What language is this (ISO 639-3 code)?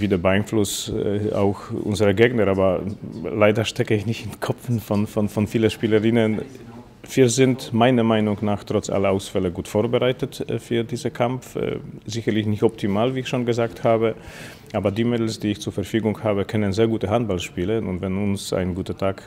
deu